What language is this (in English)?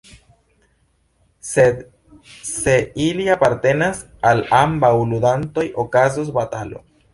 Esperanto